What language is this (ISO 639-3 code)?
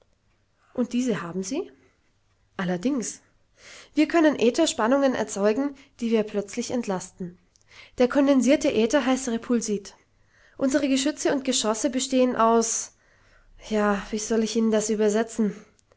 deu